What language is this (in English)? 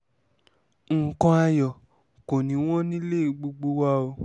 Yoruba